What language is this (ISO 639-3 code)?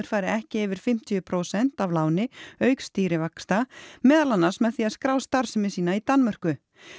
isl